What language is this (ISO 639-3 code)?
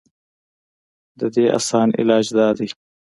pus